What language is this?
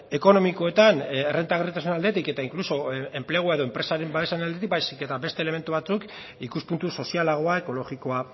Basque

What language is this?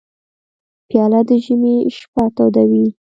Pashto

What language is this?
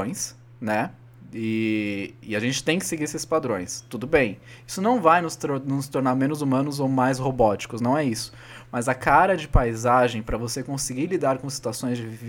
Portuguese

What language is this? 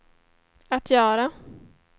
Swedish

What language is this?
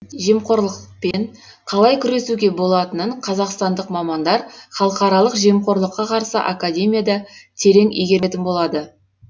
Kazakh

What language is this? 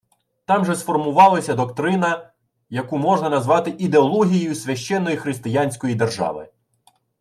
Ukrainian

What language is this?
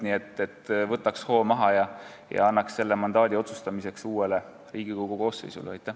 Estonian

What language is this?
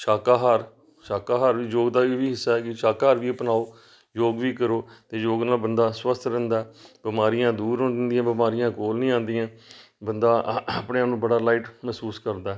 Punjabi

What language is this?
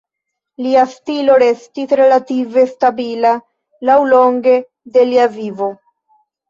Esperanto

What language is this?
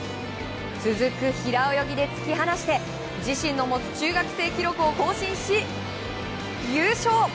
Japanese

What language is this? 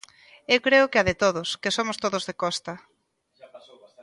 Galician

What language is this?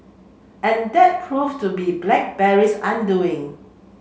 English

